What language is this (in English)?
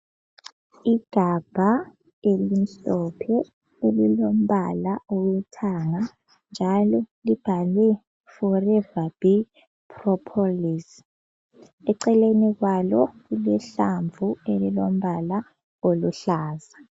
North Ndebele